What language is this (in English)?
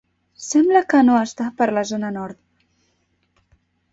Catalan